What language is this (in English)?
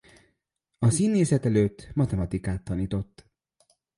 Hungarian